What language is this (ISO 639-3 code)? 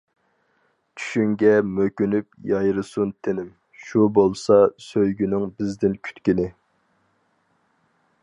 uig